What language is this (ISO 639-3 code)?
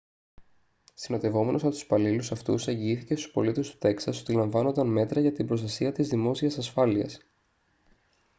ell